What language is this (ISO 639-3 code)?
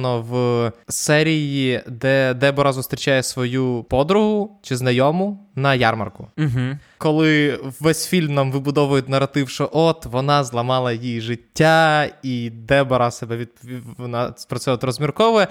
ukr